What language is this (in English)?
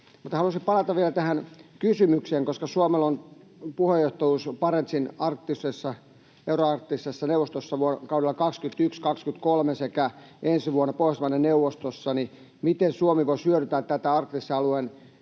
Finnish